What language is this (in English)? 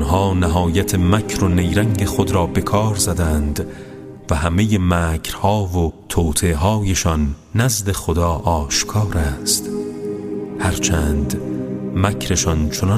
Persian